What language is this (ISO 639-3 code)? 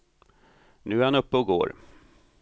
swe